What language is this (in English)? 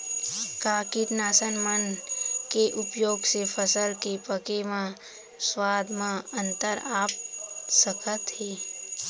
Chhattisgarhi